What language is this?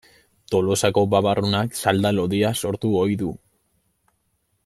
Basque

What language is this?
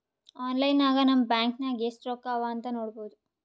Kannada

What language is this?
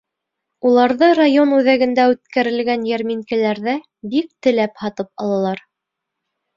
Bashkir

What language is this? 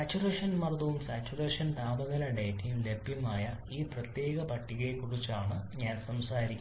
Malayalam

